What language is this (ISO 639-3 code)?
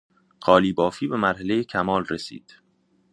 fas